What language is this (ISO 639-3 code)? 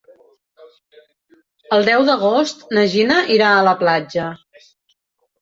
cat